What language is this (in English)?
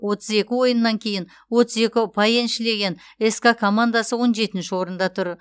Kazakh